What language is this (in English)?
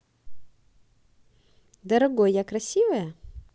Russian